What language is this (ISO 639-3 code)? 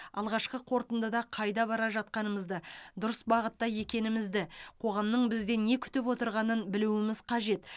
kaz